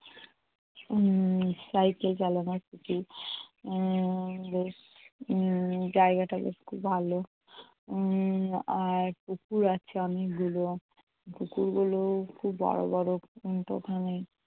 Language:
Bangla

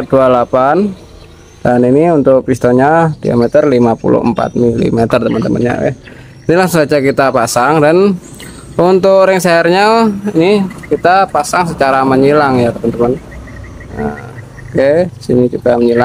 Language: Indonesian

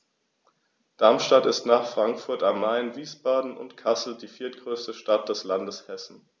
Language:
German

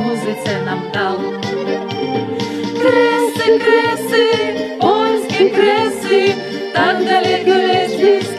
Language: Polish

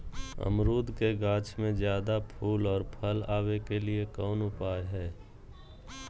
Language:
Magahi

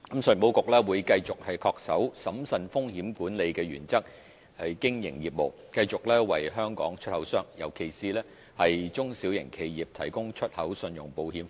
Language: Cantonese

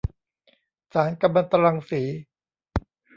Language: Thai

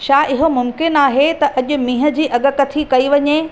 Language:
Sindhi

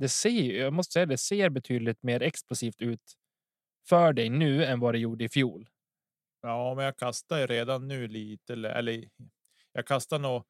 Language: Swedish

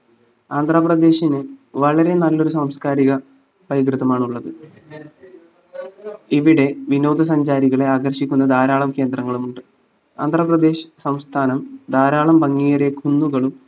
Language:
Malayalam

